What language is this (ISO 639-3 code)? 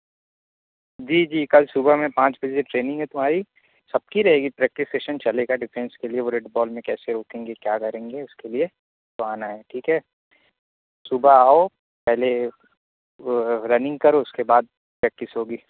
urd